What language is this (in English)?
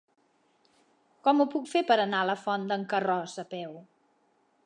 Catalan